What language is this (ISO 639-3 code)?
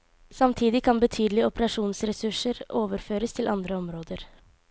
nor